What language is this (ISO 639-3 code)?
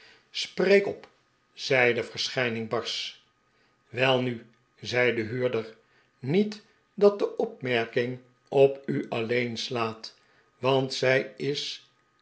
nld